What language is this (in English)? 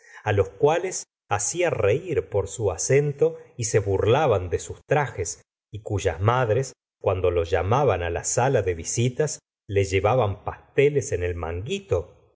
Spanish